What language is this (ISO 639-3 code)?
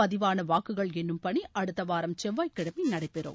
tam